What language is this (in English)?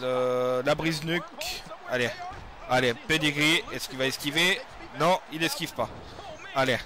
French